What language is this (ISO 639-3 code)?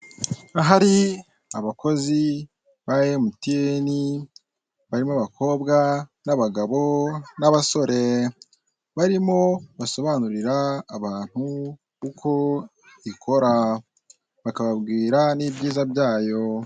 kin